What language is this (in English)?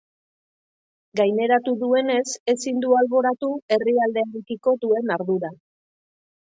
Basque